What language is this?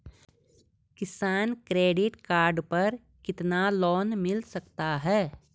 Hindi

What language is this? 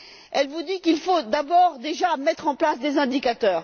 French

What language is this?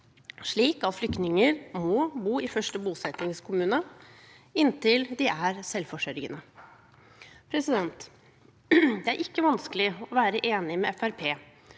Norwegian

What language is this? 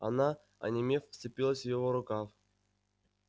Russian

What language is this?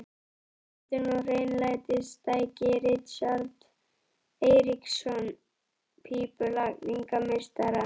Icelandic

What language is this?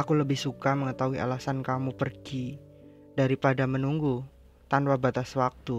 Indonesian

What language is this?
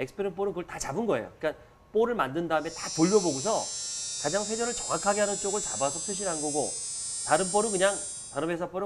Korean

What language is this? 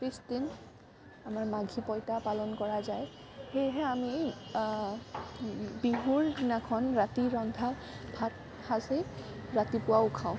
Assamese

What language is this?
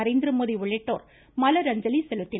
Tamil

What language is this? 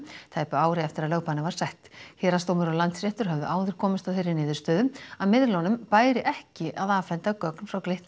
Icelandic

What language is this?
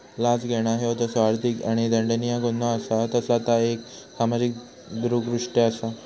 Marathi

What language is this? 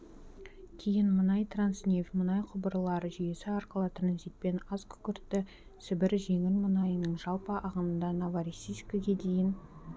Kazakh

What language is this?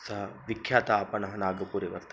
Sanskrit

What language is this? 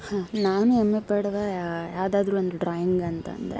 Kannada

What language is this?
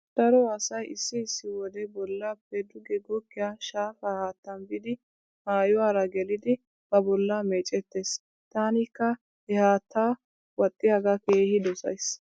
Wolaytta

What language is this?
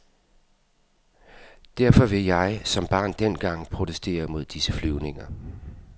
Danish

